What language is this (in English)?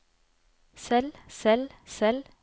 Norwegian